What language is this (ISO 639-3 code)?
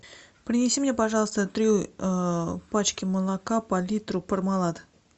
rus